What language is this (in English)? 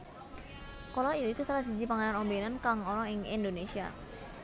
Javanese